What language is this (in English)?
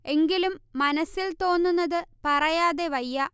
Malayalam